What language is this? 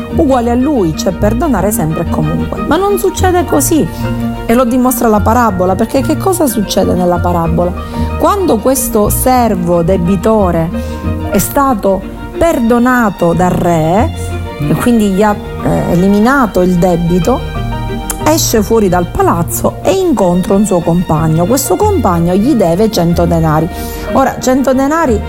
Italian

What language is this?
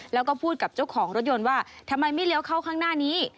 Thai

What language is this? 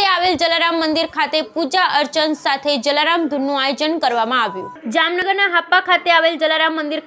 Hindi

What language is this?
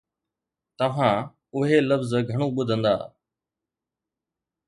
Sindhi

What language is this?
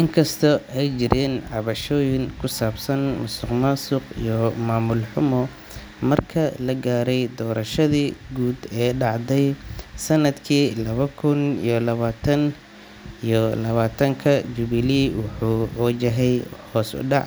Somali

